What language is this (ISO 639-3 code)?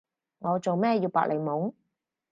yue